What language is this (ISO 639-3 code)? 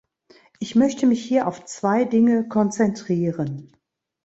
deu